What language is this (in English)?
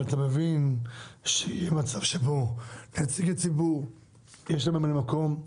Hebrew